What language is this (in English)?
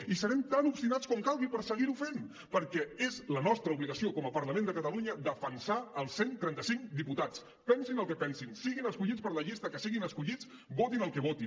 Catalan